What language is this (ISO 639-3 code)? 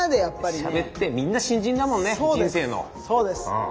jpn